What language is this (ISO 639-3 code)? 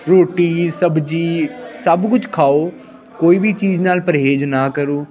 pan